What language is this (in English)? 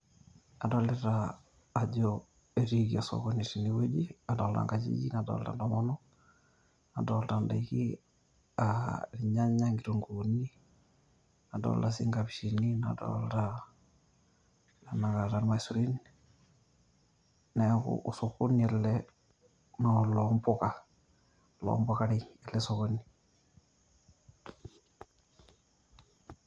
Masai